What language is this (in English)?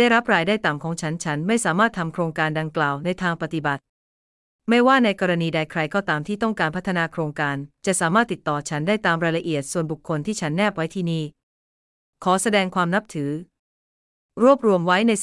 Thai